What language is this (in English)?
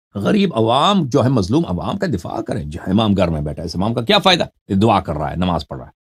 Arabic